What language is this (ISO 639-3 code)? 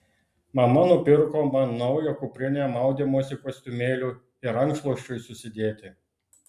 lit